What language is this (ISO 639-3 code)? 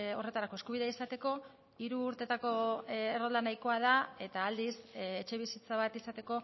eus